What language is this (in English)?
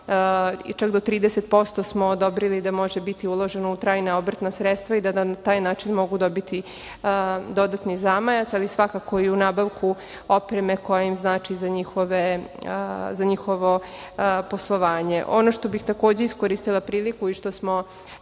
Serbian